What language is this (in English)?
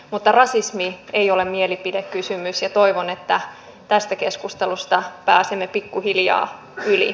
Finnish